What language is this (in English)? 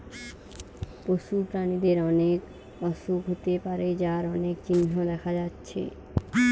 Bangla